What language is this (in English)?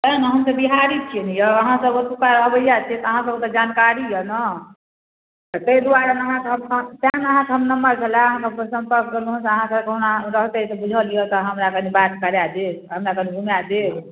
Maithili